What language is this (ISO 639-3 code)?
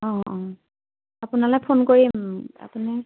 asm